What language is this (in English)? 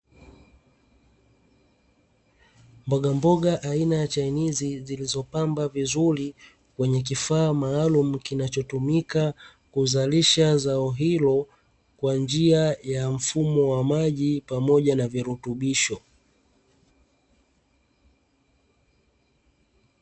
Swahili